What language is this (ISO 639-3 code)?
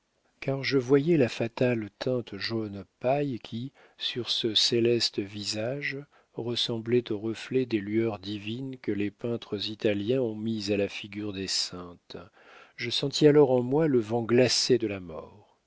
fra